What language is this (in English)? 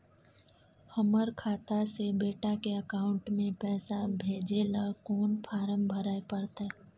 Maithili